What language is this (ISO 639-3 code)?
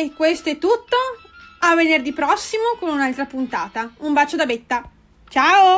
ita